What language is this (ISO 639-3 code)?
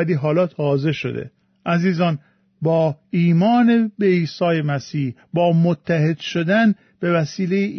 fas